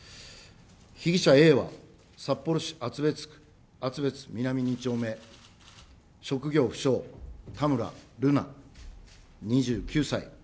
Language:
Japanese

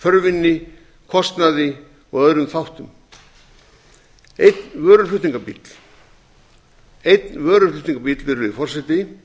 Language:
Icelandic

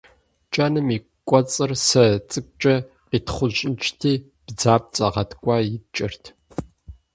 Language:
Kabardian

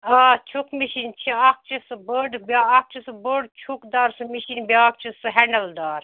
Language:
Kashmiri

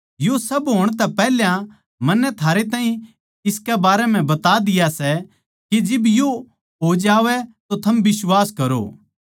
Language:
Haryanvi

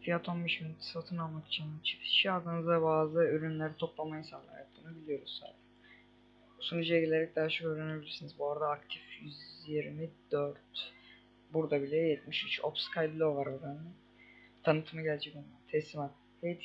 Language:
Turkish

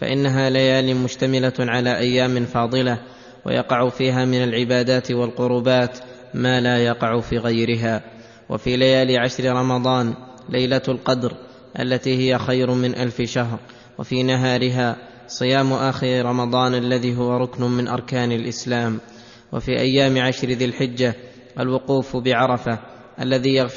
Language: Arabic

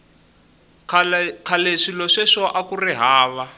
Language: Tsonga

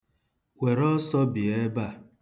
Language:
Igbo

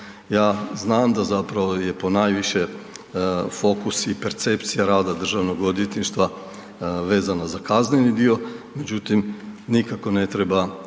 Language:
Croatian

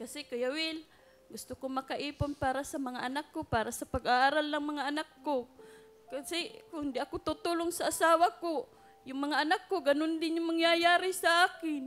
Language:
Filipino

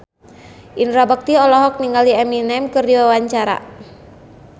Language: Sundanese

